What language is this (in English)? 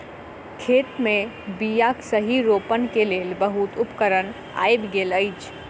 Maithili